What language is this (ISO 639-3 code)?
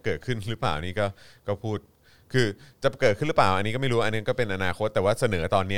tha